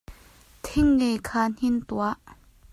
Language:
Hakha Chin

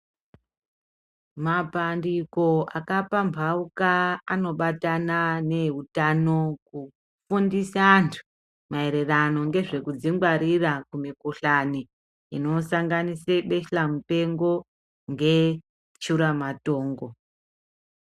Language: Ndau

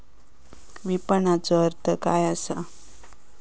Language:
Marathi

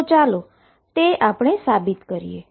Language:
Gujarati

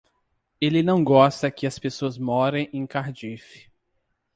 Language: Portuguese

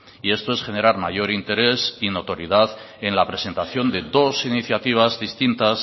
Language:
Spanish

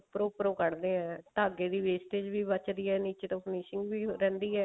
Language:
Punjabi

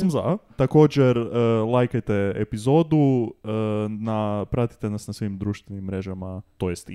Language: Croatian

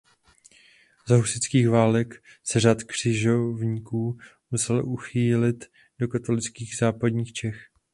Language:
Czech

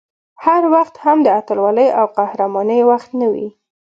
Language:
Pashto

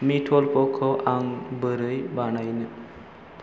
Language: Bodo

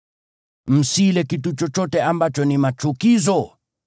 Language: Swahili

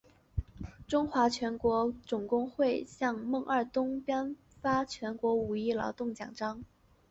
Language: Chinese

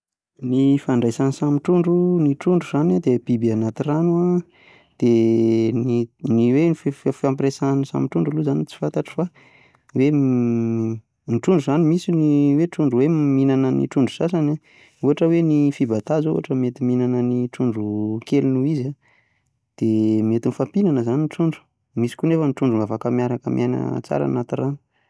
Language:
Malagasy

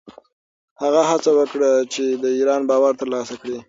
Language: Pashto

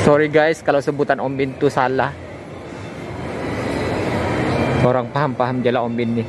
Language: Malay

